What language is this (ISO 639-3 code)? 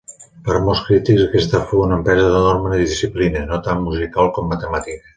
cat